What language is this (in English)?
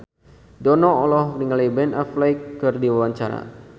Sundanese